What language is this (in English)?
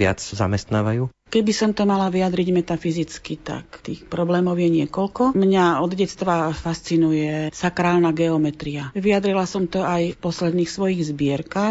Slovak